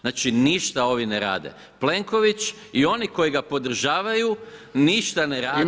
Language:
Croatian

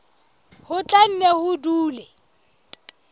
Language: Southern Sotho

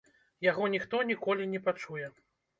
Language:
Belarusian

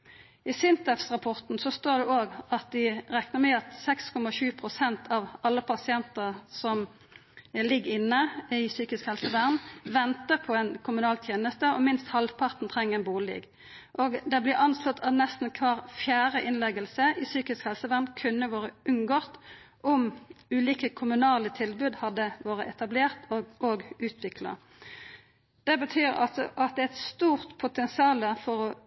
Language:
Norwegian Nynorsk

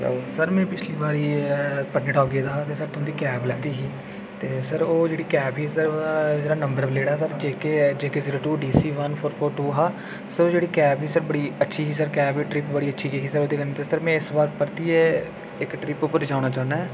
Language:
Dogri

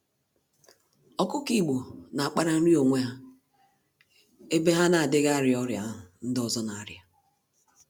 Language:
Igbo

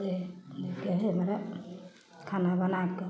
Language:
Maithili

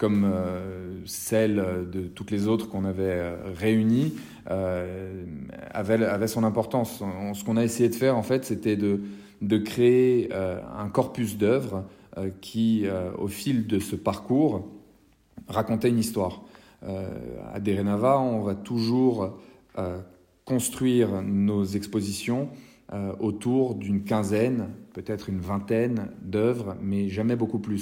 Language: French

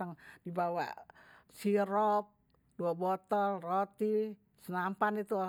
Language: Betawi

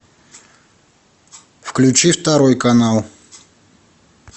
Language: Russian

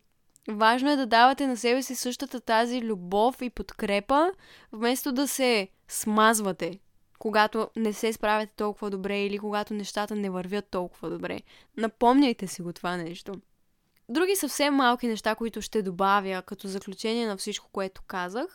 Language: Bulgarian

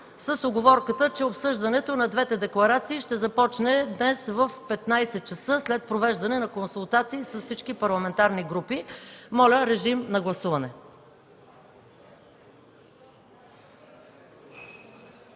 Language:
Bulgarian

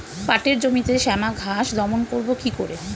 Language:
Bangla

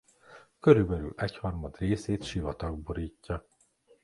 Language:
Hungarian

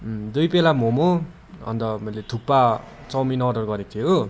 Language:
Nepali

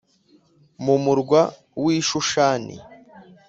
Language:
Kinyarwanda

